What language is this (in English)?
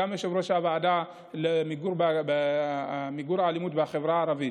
Hebrew